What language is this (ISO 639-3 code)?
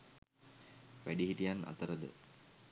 sin